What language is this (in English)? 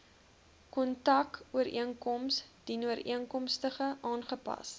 Afrikaans